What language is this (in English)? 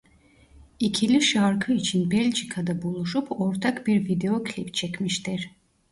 Turkish